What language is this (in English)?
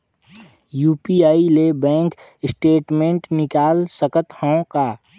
Chhattisgarhi